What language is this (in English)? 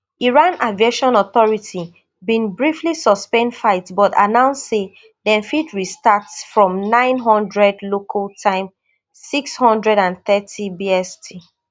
Nigerian Pidgin